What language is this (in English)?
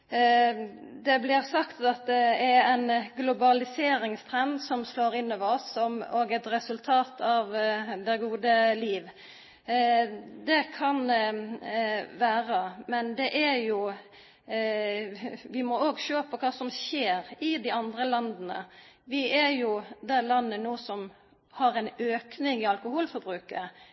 Norwegian Nynorsk